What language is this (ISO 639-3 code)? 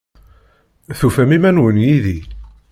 kab